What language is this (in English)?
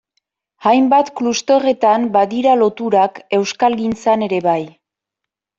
Basque